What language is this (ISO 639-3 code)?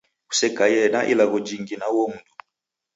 dav